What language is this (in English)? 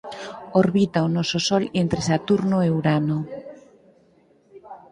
Galician